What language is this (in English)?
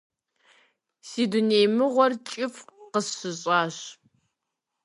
Kabardian